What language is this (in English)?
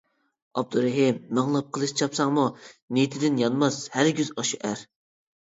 Uyghur